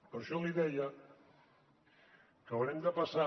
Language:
Catalan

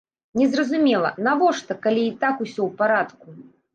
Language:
Belarusian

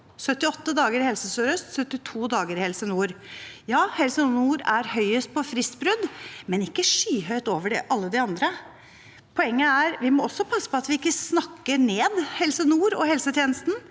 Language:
Norwegian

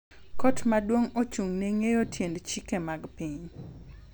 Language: Luo (Kenya and Tanzania)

